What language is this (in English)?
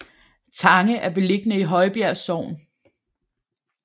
Danish